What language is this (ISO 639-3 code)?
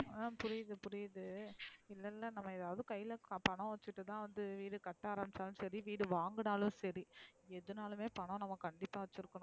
tam